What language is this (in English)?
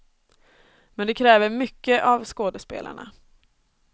Swedish